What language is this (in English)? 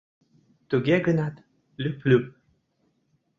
Mari